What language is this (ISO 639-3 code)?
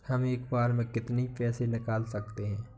hin